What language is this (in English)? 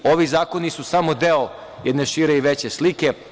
Serbian